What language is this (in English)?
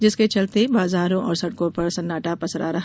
Hindi